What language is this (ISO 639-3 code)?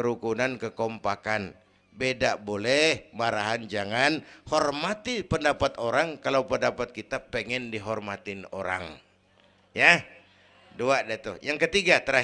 ind